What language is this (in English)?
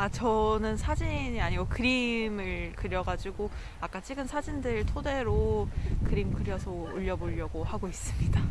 Korean